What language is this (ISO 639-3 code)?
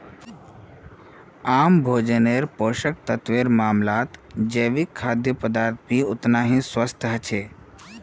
mag